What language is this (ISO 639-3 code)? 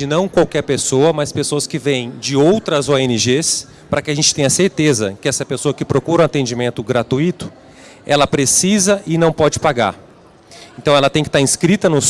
por